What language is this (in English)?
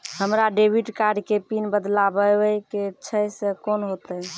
Maithili